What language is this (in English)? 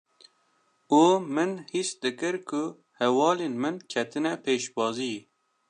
Kurdish